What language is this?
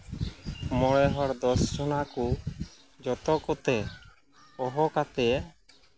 Santali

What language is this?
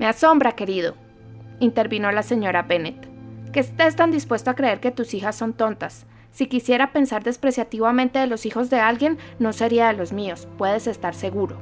Spanish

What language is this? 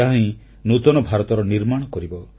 Odia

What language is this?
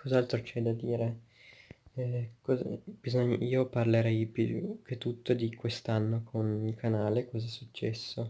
Italian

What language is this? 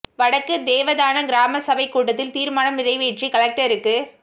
Tamil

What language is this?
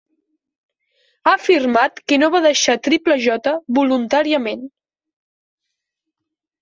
Catalan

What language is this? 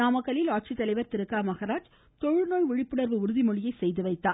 Tamil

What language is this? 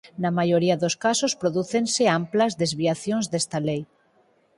Galician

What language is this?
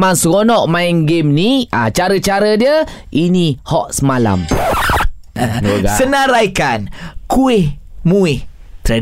Malay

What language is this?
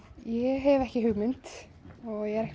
Icelandic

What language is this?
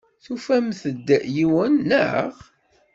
Kabyle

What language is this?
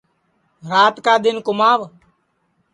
Sansi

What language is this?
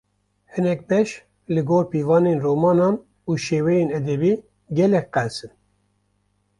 Kurdish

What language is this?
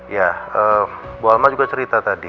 Indonesian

